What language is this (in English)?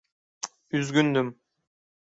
Turkish